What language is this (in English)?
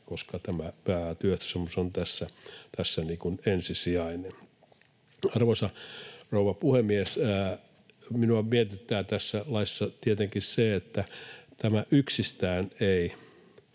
Finnish